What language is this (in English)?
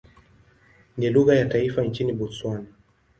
Swahili